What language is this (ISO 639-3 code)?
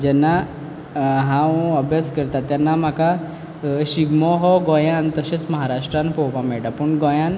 kok